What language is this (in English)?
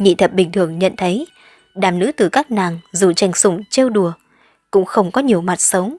Vietnamese